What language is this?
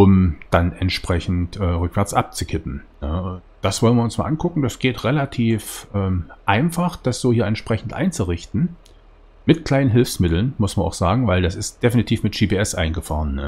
German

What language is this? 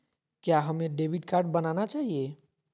Magahi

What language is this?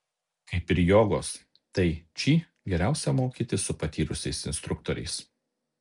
Lithuanian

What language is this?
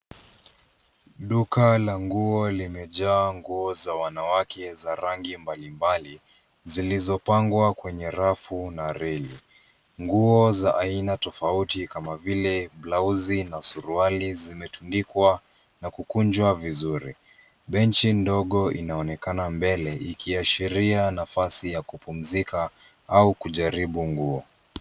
Swahili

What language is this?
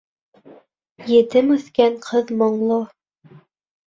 Bashkir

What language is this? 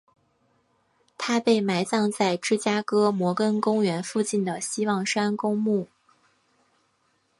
Chinese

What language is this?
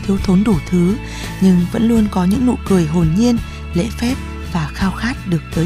Vietnamese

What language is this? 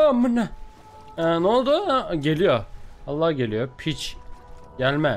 Turkish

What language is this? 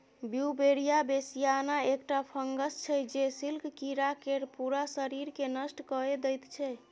Maithili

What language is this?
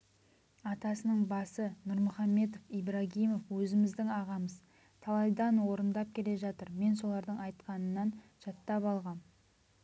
Kazakh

